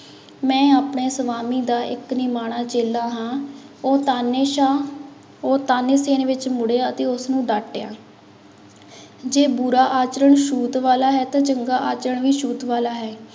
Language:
Punjabi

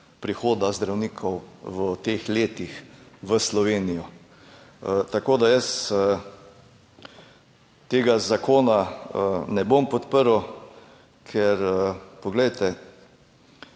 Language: Slovenian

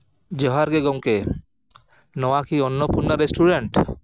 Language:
Santali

